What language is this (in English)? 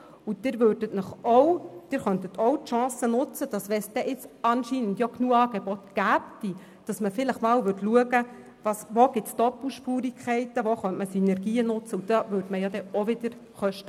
Swiss German